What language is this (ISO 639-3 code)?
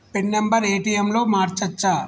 tel